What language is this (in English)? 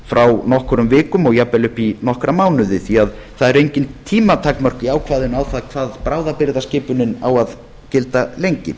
Icelandic